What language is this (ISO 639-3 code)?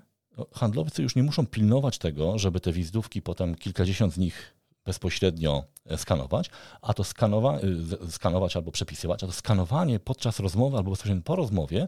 pol